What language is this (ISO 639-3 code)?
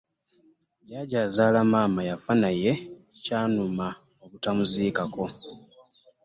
lug